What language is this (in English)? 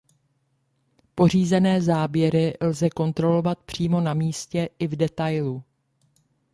Czech